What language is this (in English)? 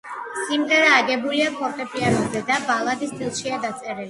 Georgian